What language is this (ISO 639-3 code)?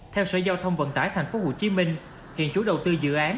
vie